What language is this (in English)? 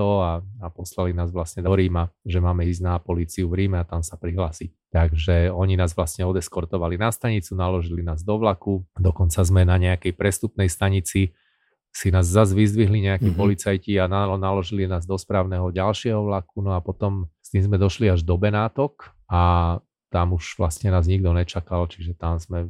Slovak